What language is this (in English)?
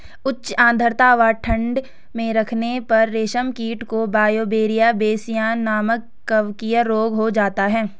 Hindi